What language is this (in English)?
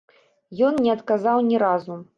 Belarusian